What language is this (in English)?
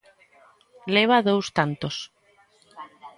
Galician